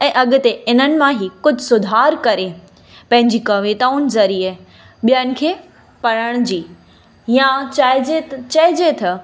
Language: Sindhi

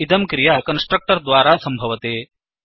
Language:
Sanskrit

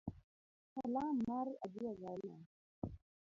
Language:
Luo (Kenya and Tanzania)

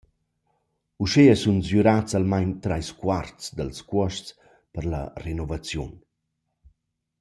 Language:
Romansh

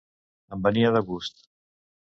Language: Catalan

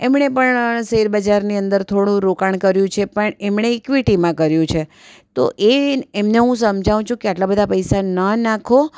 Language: Gujarati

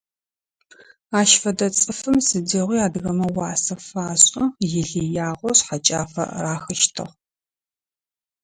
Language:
Adyghe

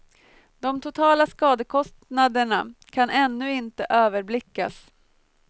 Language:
Swedish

